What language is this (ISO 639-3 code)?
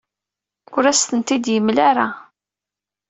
kab